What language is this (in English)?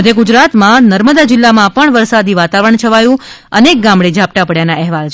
Gujarati